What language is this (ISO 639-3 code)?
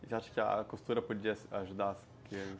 por